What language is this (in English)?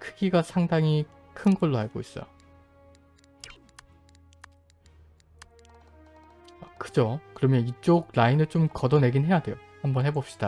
Korean